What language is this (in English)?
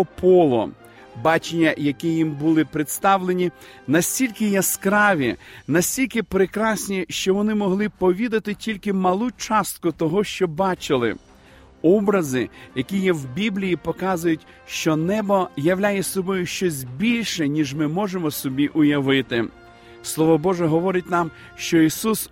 Ukrainian